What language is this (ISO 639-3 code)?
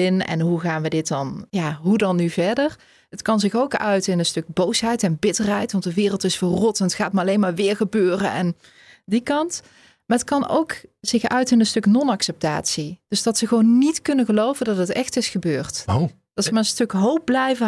nld